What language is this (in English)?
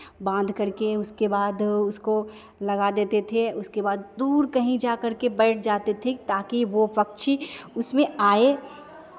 Hindi